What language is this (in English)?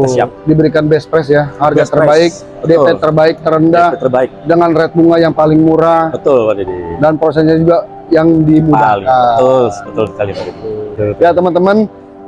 Indonesian